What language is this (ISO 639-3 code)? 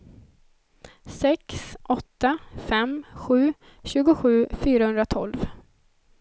swe